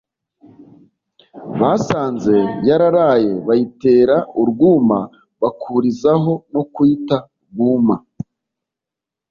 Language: Kinyarwanda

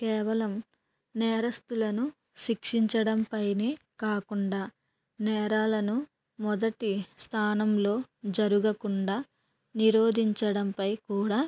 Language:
Telugu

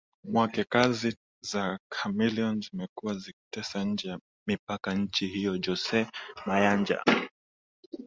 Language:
Swahili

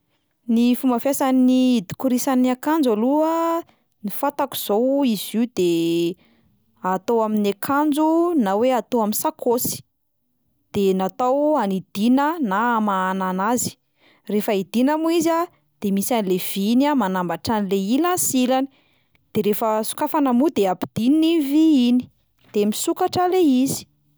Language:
Malagasy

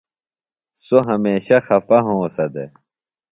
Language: Phalura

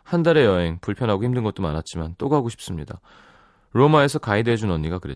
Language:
Korean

